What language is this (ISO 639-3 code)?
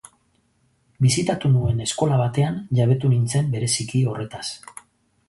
eus